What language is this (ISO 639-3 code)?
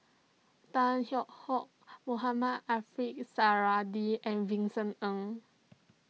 eng